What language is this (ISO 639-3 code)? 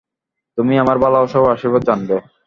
ben